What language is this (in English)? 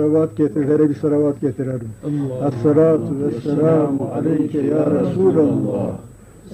Turkish